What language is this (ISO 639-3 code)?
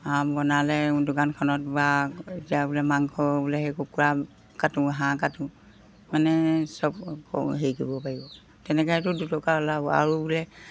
asm